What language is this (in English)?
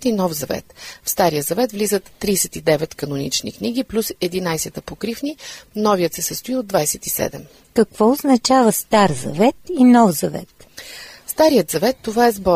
Bulgarian